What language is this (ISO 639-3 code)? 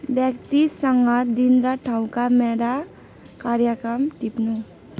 nep